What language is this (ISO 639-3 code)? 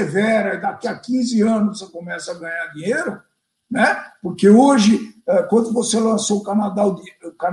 por